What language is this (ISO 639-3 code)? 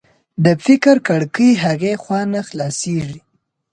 pus